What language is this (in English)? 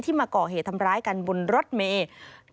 Thai